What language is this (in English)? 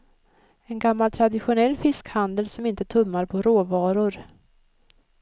Swedish